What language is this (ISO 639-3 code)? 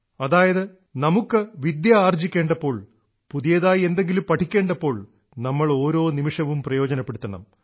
mal